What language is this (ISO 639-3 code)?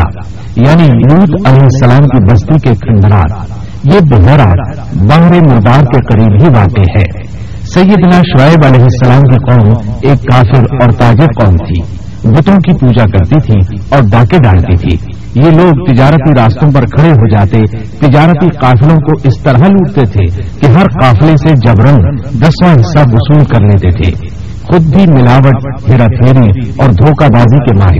urd